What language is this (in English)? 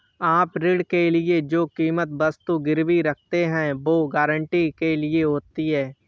Hindi